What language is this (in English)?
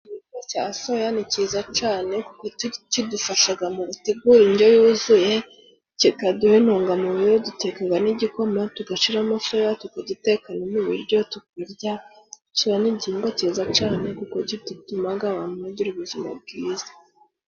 Kinyarwanda